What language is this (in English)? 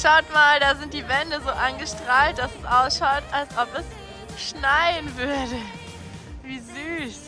German